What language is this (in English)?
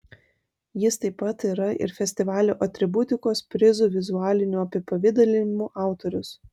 Lithuanian